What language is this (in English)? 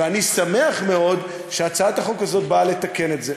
Hebrew